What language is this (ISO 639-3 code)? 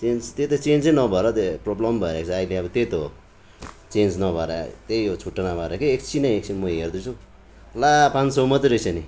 nep